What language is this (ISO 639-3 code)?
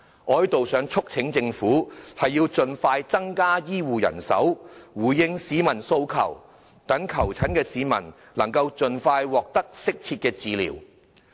yue